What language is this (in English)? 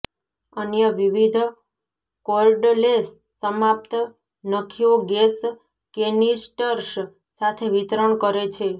Gujarati